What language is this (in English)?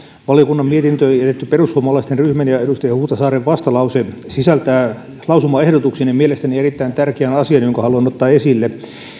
Finnish